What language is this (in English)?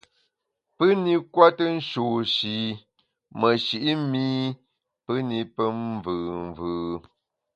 Bamun